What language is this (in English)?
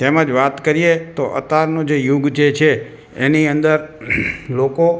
Gujarati